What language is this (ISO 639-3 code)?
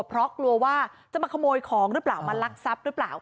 tha